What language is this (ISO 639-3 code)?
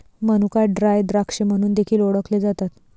mar